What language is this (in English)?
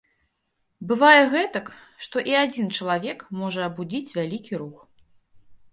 Belarusian